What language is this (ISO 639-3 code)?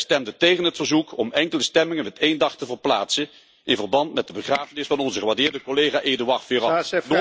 nld